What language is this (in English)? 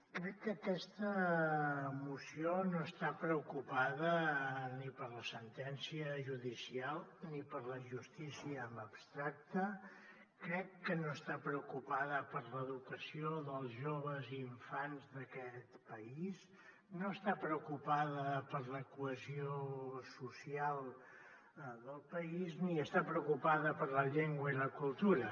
Catalan